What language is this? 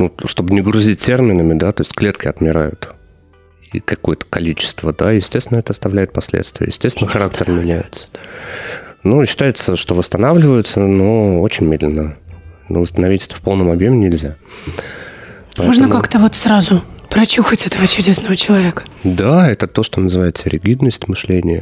Russian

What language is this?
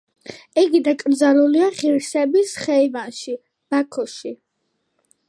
Georgian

